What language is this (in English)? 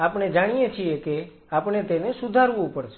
Gujarati